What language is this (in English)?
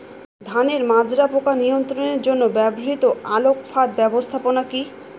Bangla